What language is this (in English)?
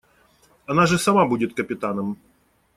Russian